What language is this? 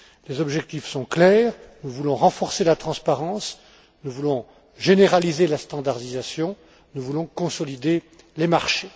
French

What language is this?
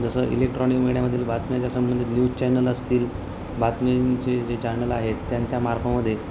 Marathi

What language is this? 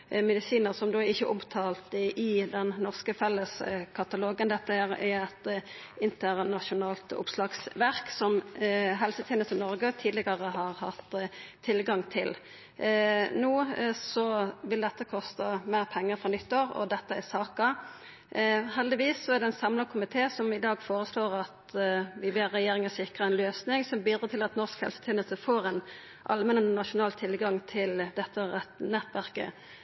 Norwegian Nynorsk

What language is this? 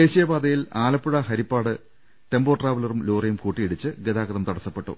Malayalam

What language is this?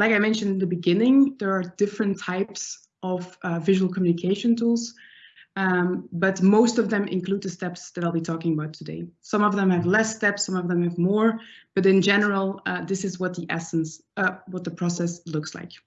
English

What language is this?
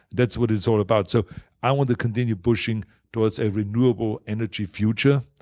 English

